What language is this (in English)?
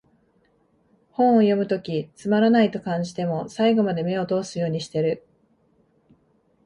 Japanese